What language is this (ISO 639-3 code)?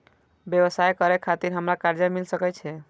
mai